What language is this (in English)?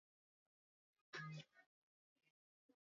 Swahili